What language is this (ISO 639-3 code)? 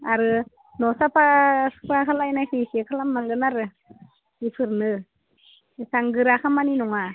brx